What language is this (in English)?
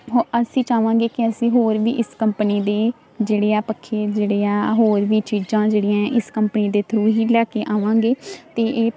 Punjabi